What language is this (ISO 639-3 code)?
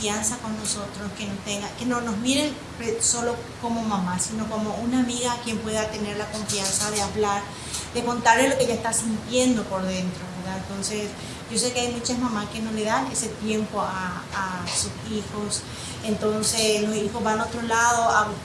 spa